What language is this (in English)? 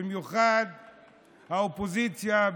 Hebrew